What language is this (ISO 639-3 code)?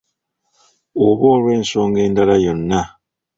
lug